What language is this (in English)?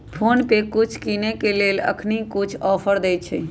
Magahi